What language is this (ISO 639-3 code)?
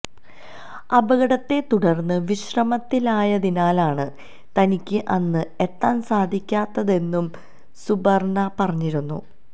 mal